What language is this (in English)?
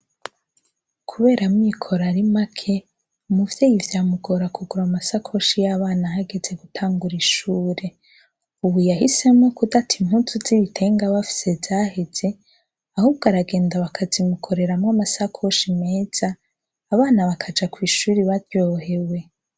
Rundi